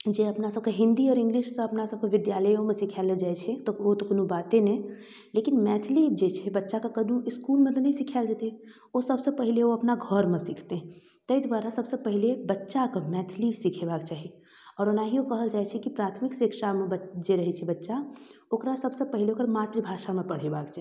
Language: Maithili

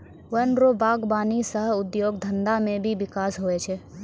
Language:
Maithili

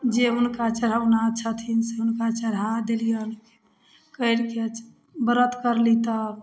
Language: Maithili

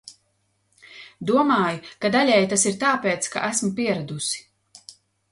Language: Latvian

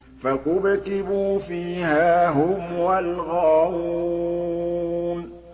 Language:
Arabic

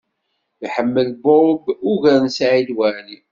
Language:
Kabyle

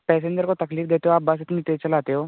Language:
Hindi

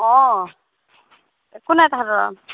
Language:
Assamese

